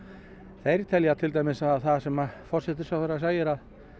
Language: Icelandic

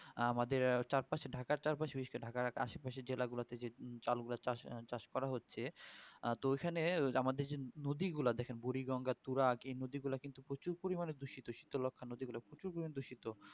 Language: Bangla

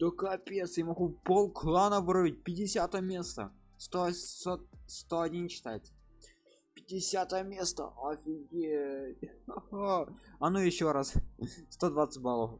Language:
Russian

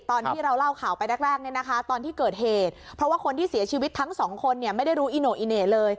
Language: Thai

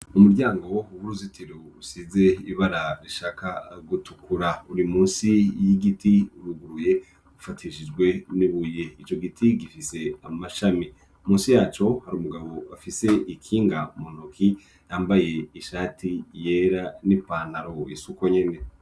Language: Rundi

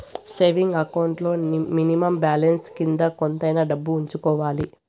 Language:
Telugu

